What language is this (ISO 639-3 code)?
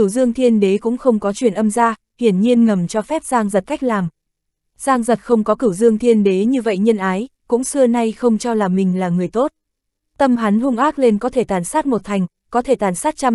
vie